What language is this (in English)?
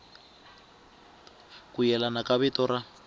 Tsonga